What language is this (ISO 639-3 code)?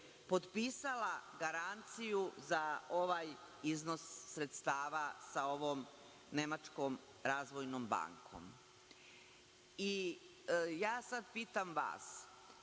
srp